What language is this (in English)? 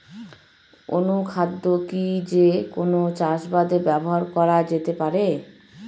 Bangla